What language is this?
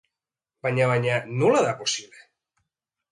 Basque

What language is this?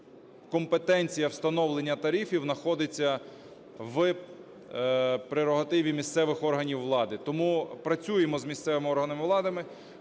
Ukrainian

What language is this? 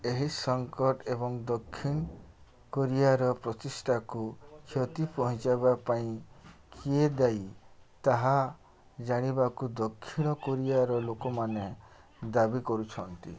Odia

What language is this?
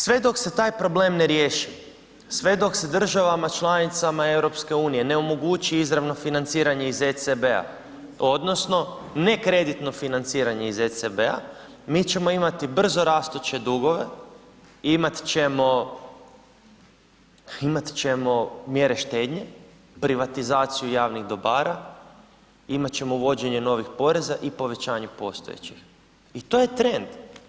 Croatian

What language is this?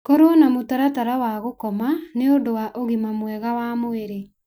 Kikuyu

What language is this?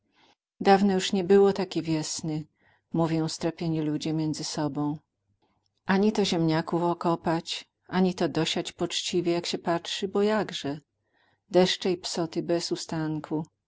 Polish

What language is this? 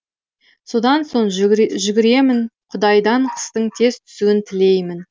Kazakh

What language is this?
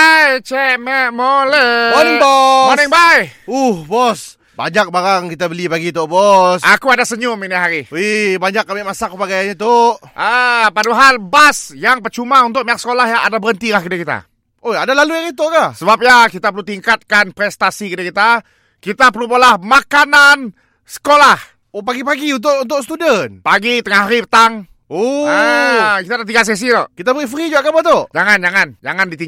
Malay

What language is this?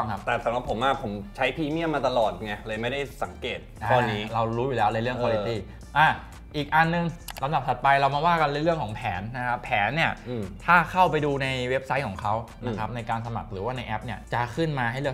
Thai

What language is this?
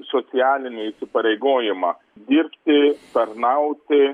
Lithuanian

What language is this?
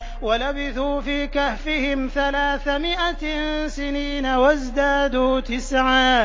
Arabic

